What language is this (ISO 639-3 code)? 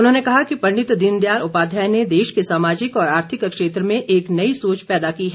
hin